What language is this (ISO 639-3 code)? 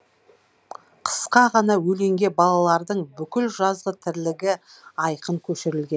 kaz